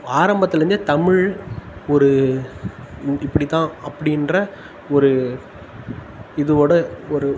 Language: Tamil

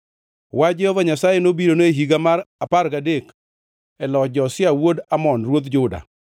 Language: Luo (Kenya and Tanzania)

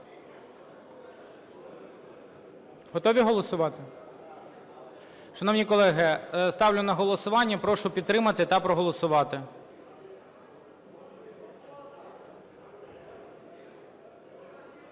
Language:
Ukrainian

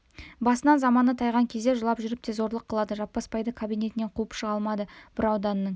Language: Kazakh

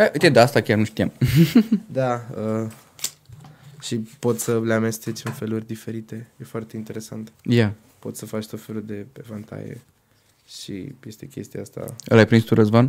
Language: Romanian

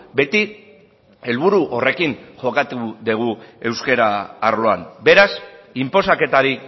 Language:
Basque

